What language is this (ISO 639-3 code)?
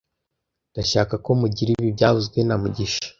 kin